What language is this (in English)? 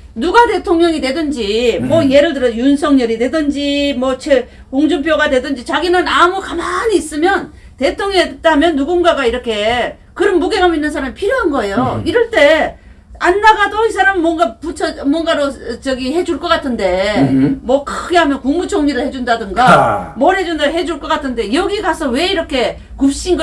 Korean